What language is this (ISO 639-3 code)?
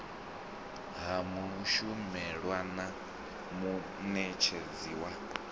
ven